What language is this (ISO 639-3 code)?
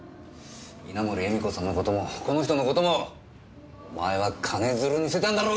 jpn